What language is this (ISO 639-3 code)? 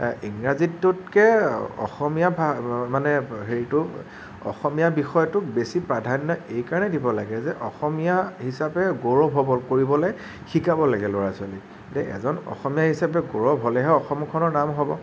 asm